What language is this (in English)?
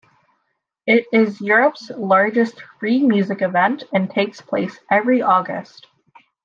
English